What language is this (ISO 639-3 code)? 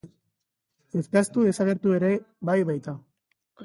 eus